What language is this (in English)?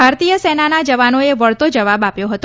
Gujarati